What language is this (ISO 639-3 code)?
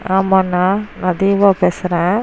tam